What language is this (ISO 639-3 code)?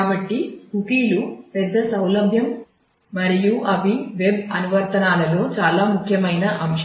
tel